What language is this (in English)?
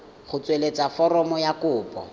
Tswana